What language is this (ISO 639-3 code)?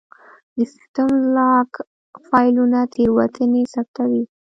pus